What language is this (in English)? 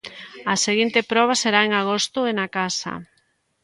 Galician